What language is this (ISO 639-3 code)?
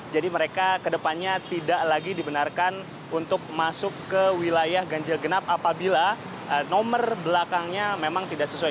ind